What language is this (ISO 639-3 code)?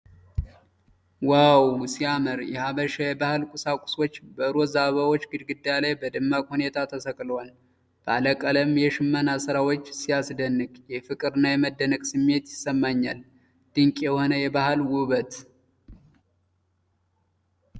amh